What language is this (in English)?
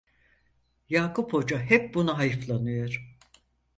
Turkish